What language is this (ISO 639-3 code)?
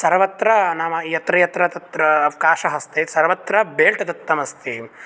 san